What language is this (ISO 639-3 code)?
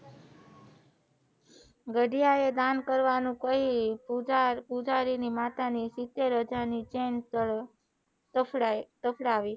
guj